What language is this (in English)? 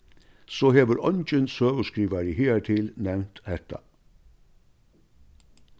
Faroese